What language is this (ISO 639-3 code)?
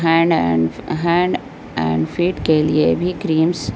urd